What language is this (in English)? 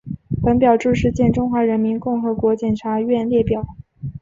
Chinese